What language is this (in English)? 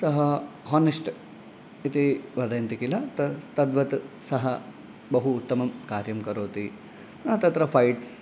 Sanskrit